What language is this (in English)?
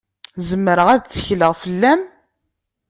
Kabyle